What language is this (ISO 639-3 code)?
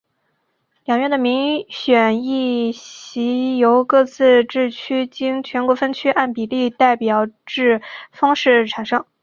zho